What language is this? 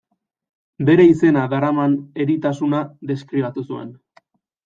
Basque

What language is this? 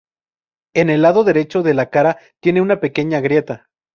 Spanish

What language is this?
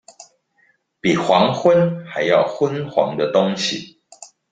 Chinese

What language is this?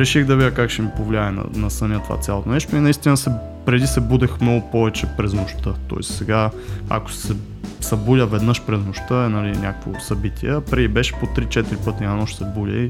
Bulgarian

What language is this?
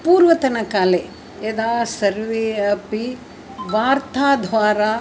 Sanskrit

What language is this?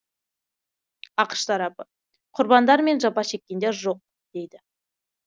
Kazakh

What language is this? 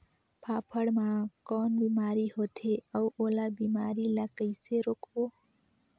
Chhattisgarhi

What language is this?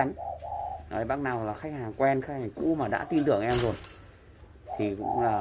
Vietnamese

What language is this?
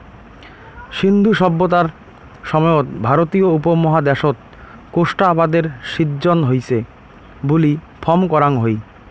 Bangla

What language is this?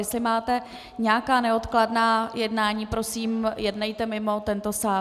Czech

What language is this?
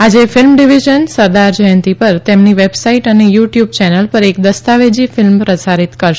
Gujarati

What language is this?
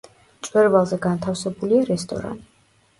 Georgian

